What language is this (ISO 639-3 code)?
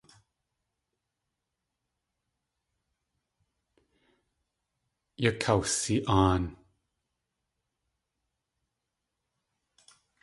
tli